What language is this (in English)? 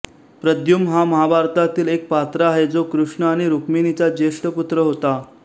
Marathi